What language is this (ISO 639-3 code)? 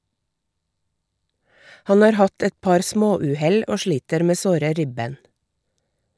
nor